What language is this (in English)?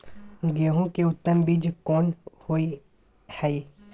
Maithili